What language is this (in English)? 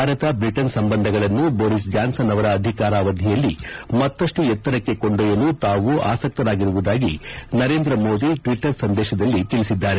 Kannada